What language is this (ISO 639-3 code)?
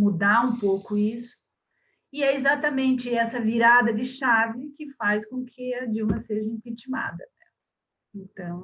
por